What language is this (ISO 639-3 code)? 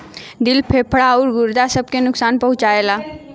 bho